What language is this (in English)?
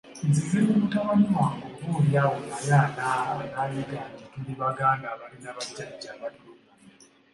Ganda